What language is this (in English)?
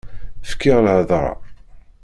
Kabyle